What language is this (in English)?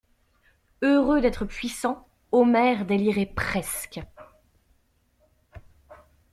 French